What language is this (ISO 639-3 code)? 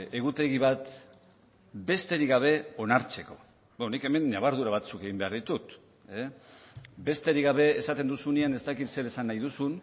eus